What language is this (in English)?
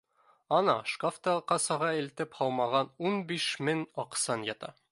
Bashkir